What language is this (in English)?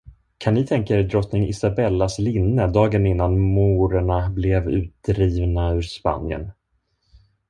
Swedish